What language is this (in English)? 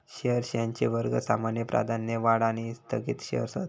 Marathi